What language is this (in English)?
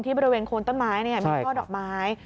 Thai